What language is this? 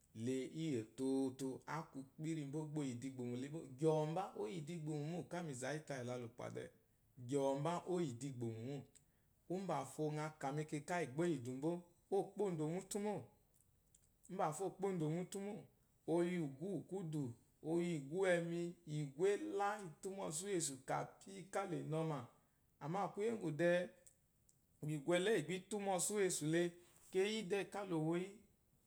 Eloyi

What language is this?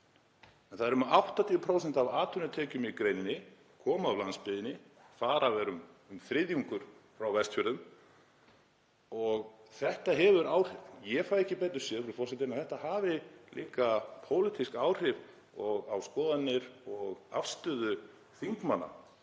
Icelandic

